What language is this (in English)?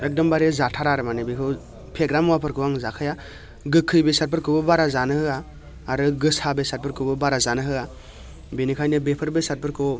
Bodo